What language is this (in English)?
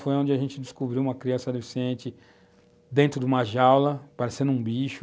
Portuguese